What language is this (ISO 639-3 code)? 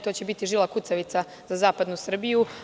srp